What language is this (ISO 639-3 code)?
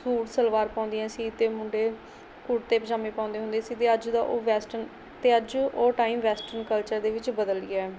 pan